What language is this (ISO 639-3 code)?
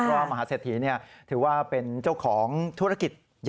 tha